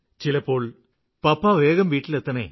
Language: Malayalam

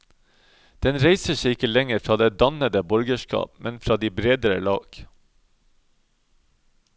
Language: Norwegian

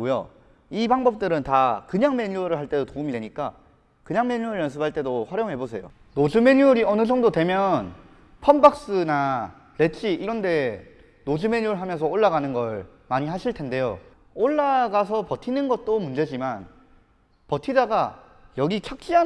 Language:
Korean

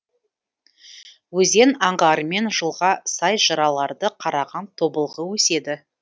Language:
Kazakh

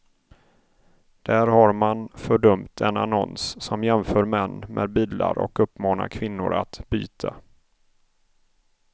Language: Swedish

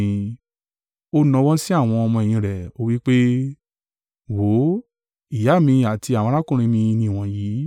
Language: Yoruba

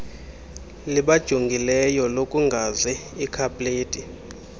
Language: Xhosa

